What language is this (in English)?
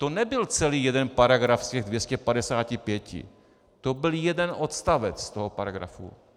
Czech